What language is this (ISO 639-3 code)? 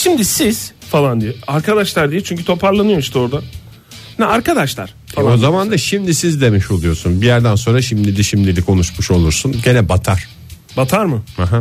tur